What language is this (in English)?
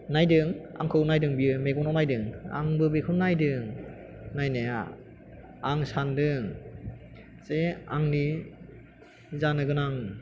Bodo